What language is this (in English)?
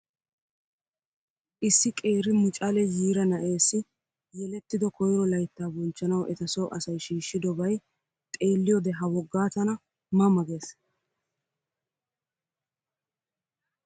Wolaytta